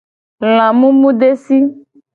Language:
Gen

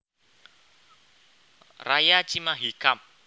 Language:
Javanese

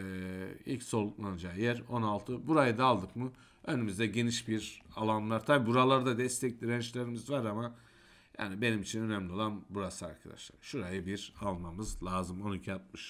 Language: Turkish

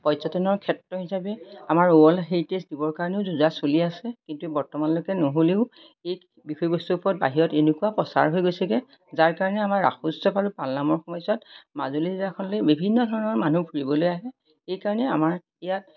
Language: Assamese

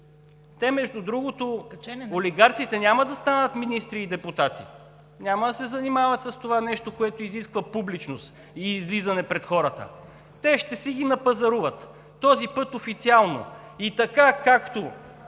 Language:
Bulgarian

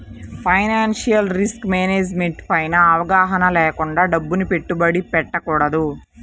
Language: Telugu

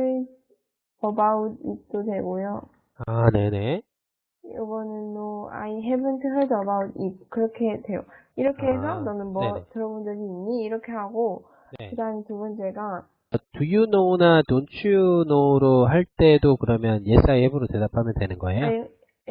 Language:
Korean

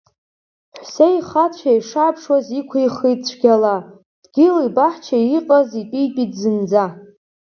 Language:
Abkhazian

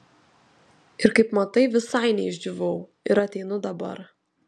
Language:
Lithuanian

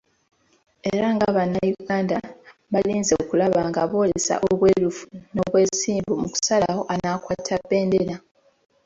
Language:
Ganda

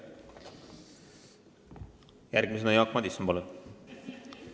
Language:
Estonian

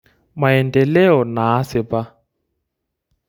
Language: Masai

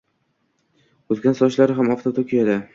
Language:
Uzbek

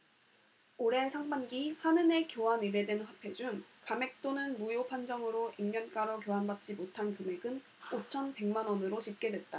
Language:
Korean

